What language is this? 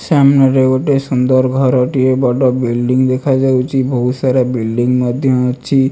Odia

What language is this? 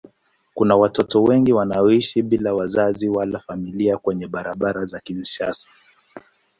Swahili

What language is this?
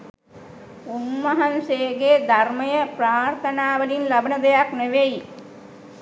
Sinhala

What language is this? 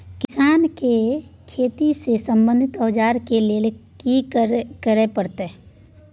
Maithili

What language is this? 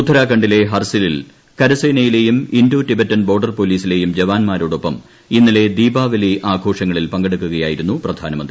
Malayalam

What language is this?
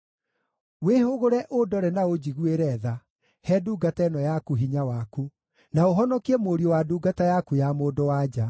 Kikuyu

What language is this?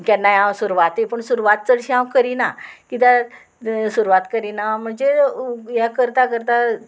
Konkani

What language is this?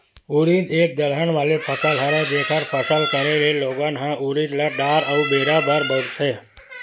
Chhattisgarhi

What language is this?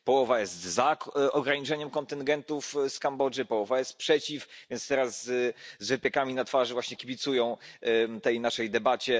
Polish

